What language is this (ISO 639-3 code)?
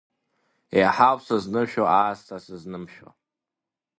abk